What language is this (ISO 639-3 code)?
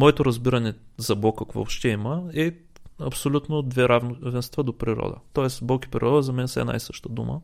bul